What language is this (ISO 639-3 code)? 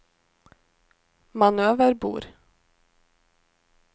nor